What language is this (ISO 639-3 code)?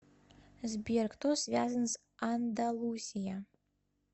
rus